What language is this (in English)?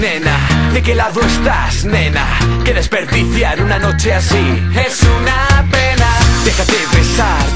Korean